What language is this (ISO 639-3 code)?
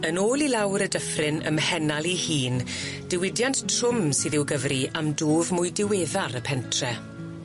cym